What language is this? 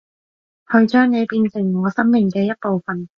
Cantonese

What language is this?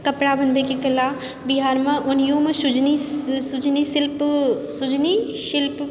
Maithili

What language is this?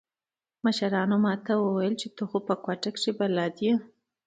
Pashto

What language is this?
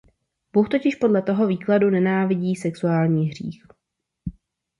Czech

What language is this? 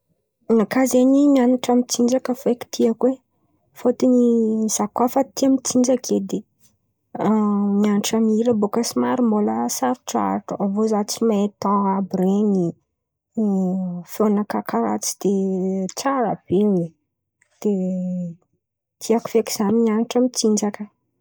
Antankarana Malagasy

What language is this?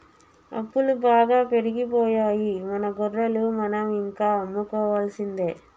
Telugu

